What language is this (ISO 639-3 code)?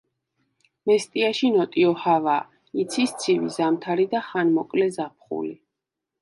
kat